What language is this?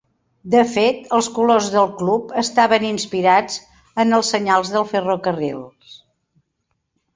Catalan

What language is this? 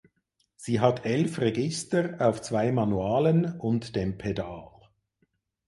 German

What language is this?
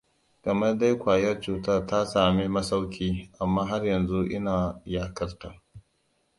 Hausa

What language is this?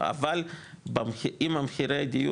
Hebrew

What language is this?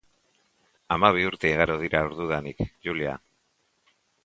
Basque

